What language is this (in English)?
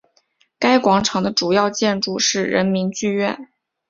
Chinese